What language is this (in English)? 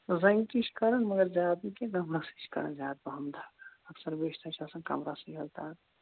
Kashmiri